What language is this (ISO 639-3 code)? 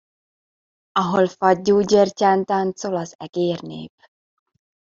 hun